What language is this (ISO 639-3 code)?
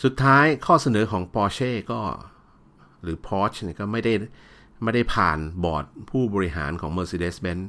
tha